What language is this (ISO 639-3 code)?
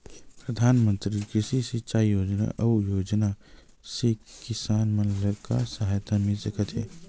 hne